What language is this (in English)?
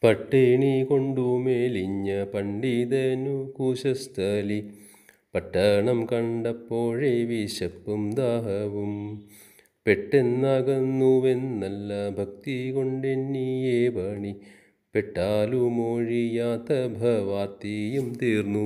Malayalam